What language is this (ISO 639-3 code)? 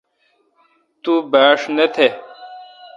xka